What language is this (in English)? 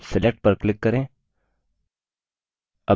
Hindi